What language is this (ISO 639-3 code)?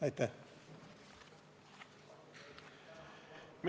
est